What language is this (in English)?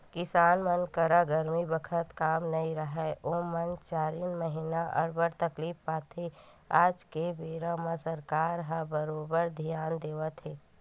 Chhattisgarhi